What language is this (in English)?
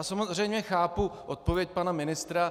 Czech